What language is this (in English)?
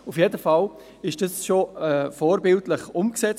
Swiss German